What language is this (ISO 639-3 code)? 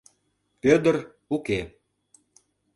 chm